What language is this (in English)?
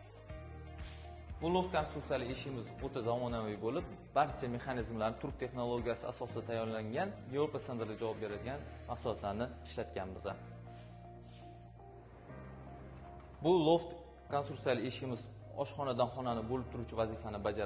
Turkish